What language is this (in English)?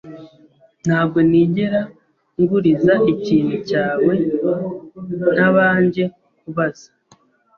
Kinyarwanda